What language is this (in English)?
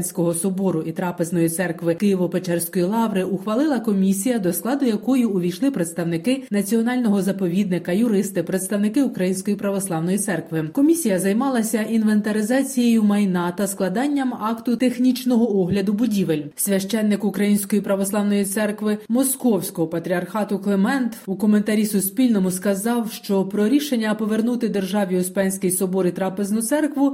Ukrainian